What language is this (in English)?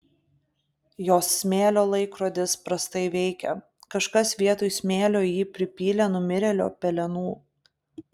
Lithuanian